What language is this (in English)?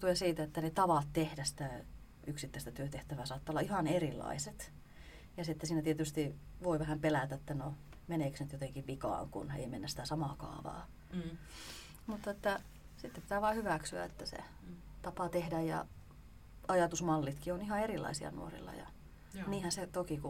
Finnish